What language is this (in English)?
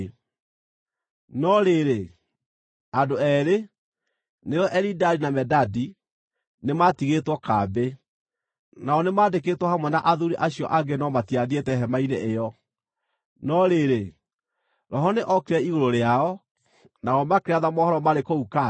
Kikuyu